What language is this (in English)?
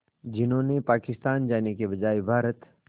Hindi